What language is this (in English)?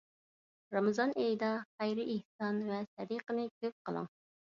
Uyghur